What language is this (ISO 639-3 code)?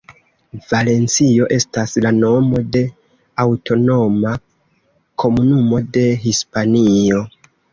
epo